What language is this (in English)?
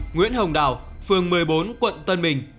Vietnamese